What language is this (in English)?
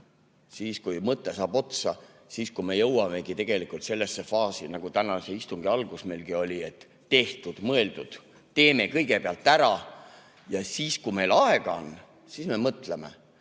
Estonian